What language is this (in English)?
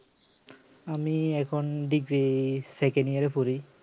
Bangla